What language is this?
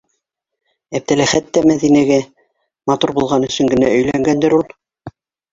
Bashkir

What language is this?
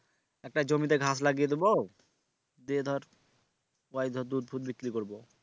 Bangla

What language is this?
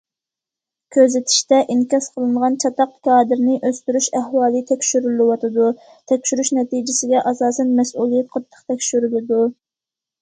Uyghur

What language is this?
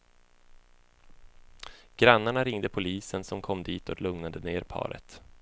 Swedish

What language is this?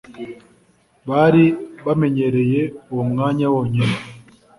Kinyarwanda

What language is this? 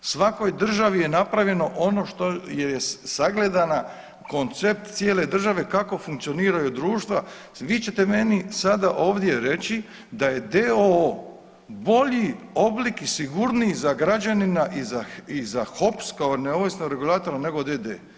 Croatian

